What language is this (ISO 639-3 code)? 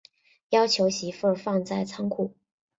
zho